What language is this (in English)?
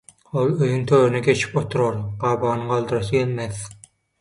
Turkmen